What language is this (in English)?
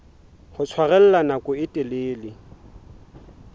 Southern Sotho